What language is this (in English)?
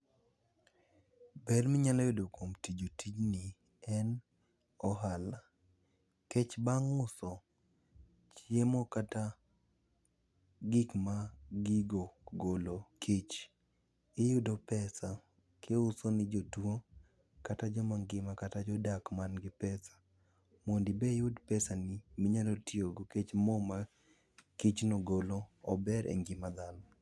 Luo (Kenya and Tanzania)